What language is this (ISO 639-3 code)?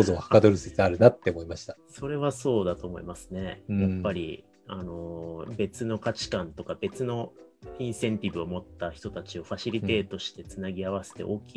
jpn